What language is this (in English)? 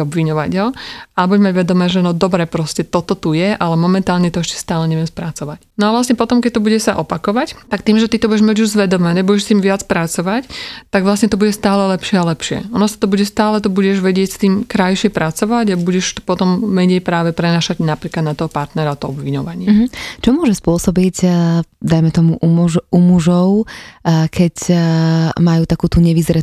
Slovak